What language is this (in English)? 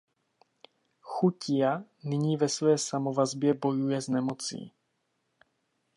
Czech